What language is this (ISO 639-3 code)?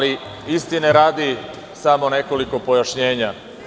srp